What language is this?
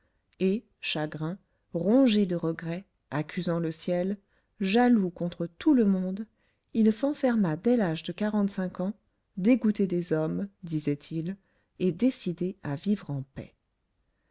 French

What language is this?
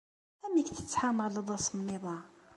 Kabyle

